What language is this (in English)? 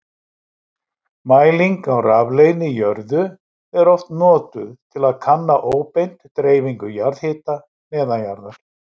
Icelandic